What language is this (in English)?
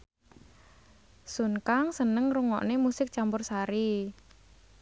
Javanese